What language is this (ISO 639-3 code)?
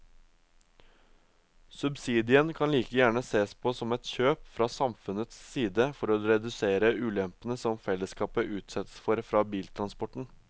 nor